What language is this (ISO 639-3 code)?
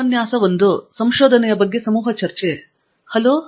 kan